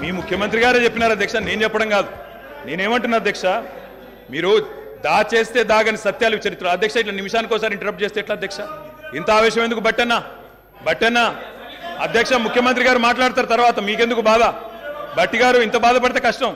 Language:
Telugu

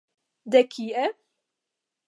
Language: Esperanto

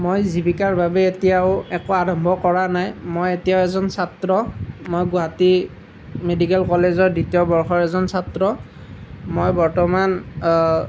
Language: Assamese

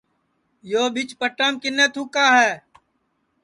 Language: Sansi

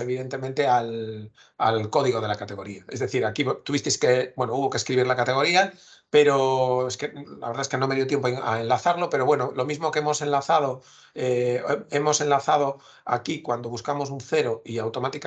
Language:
Spanish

